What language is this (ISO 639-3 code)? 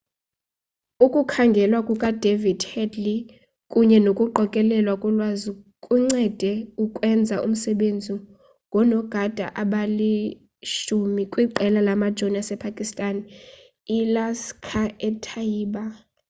xho